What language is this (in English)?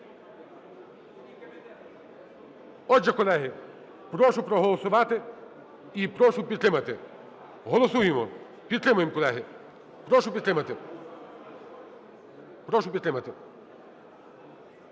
Ukrainian